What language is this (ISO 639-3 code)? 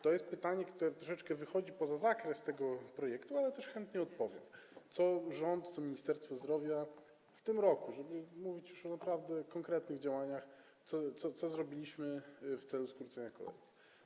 pol